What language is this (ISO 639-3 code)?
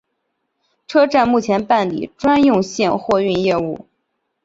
zho